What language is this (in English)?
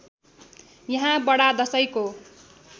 Nepali